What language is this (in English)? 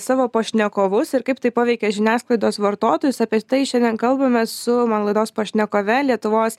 Lithuanian